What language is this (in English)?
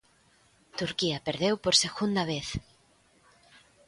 Galician